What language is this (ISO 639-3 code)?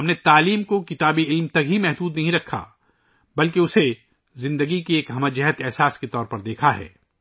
urd